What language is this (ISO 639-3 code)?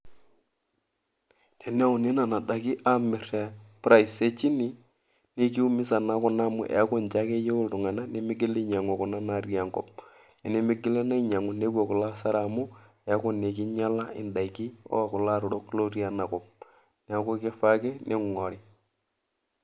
mas